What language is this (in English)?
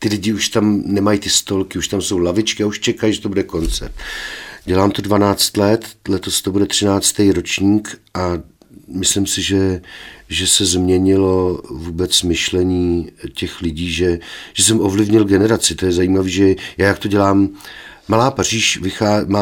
Czech